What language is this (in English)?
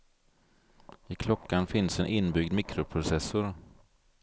Swedish